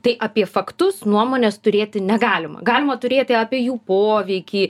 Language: Lithuanian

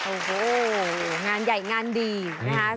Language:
Thai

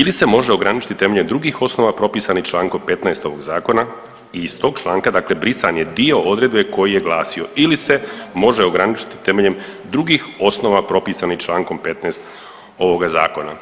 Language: Croatian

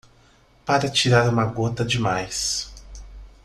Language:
Portuguese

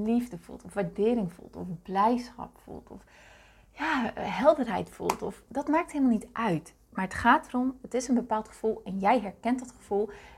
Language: Dutch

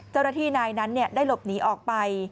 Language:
Thai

